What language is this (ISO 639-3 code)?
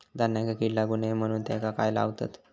mar